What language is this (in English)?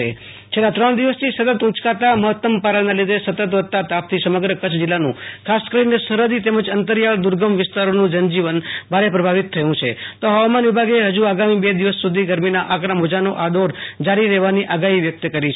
Gujarati